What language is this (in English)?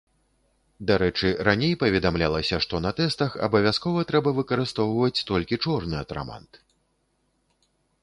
Belarusian